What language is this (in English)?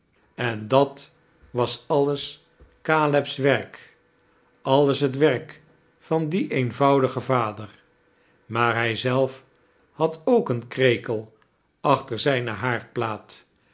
Dutch